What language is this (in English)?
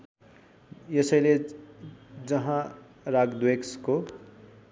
Nepali